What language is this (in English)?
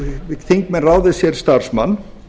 Icelandic